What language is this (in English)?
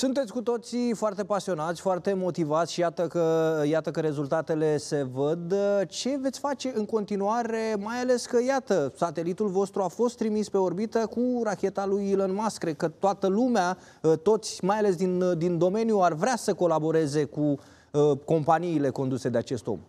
Romanian